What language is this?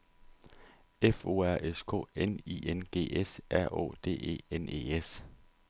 Danish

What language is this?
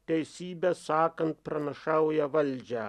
Lithuanian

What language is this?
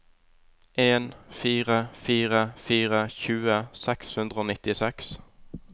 Norwegian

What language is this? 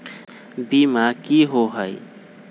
Magahi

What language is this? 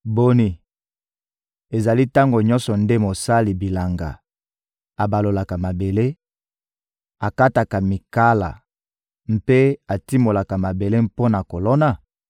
Lingala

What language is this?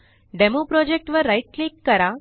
Marathi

